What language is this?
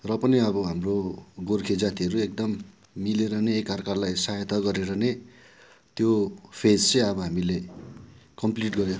Nepali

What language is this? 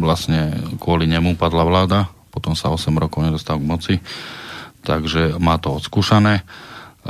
Slovak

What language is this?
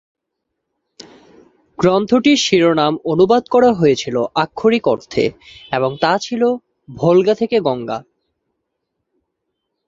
Bangla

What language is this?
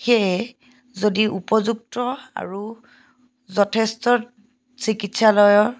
Assamese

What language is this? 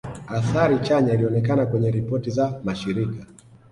Swahili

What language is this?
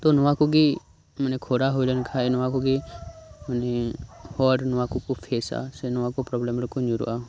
Santali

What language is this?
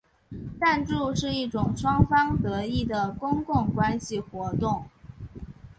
Chinese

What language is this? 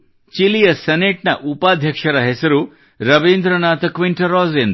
Kannada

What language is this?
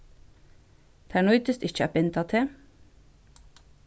Faroese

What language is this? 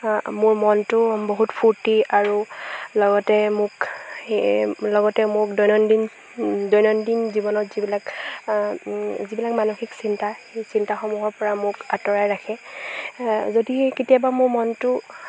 Assamese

